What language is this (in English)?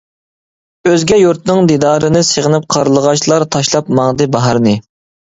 Uyghur